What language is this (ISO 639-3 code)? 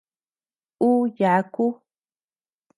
cux